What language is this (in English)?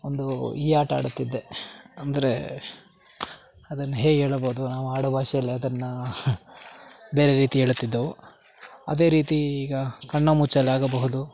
Kannada